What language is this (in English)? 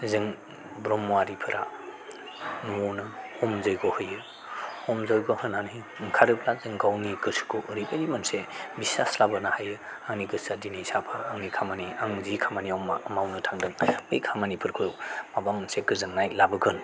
Bodo